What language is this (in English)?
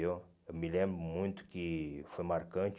Portuguese